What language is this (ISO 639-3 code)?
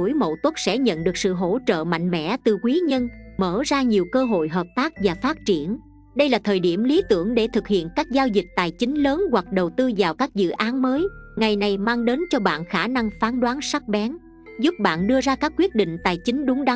vie